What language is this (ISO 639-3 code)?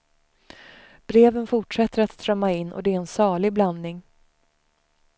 swe